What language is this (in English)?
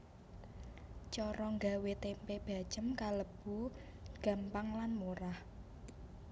Javanese